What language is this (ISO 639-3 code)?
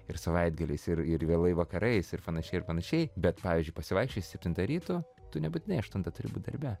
lit